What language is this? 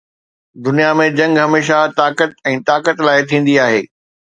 Sindhi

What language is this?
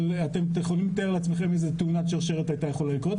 Hebrew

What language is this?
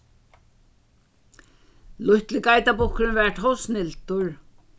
Faroese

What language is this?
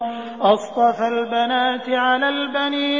Arabic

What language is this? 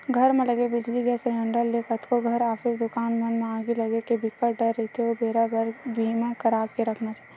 Chhattisgarhi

